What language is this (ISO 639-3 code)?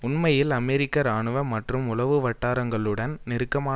tam